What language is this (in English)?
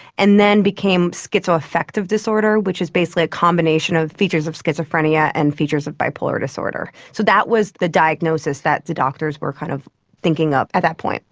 English